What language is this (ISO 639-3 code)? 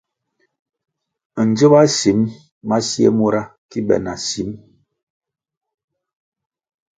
nmg